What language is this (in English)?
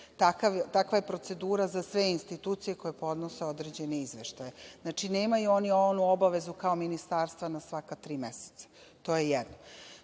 Serbian